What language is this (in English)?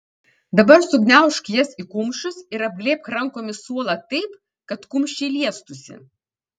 Lithuanian